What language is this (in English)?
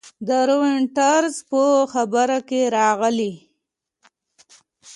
Pashto